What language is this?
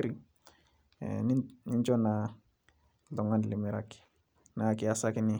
Masai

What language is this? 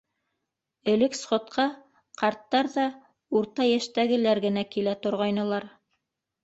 Bashkir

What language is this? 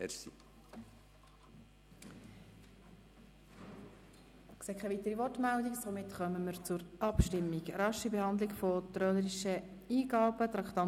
Swiss German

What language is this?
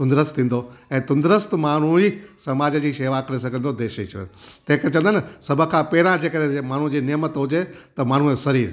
Sindhi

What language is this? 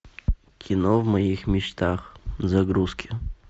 Russian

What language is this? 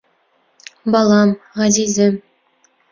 Bashkir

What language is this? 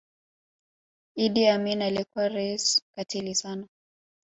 Swahili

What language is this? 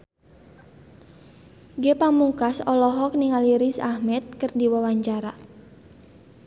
Sundanese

